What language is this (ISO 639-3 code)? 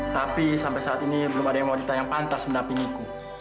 ind